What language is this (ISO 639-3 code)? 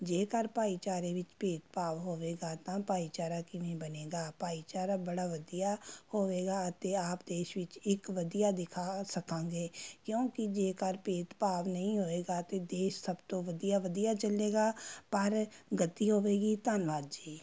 pan